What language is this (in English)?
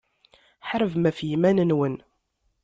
Kabyle